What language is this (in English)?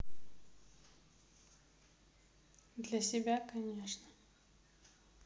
Russian